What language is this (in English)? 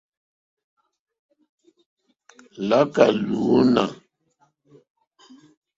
Mokpwe